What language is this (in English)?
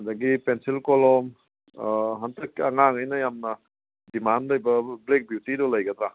Manipuri